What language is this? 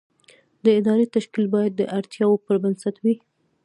Pashto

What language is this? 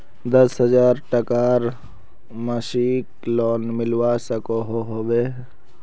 Magahi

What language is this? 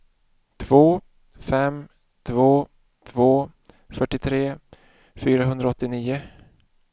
Swedish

